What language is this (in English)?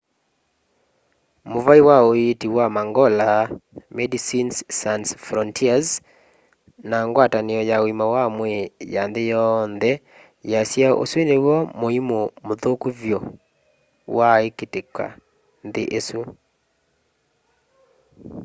Kamba